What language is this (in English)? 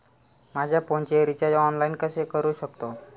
Marathi